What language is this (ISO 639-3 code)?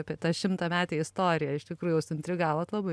lit